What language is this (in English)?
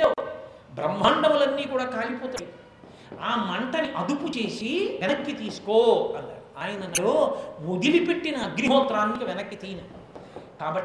Telugu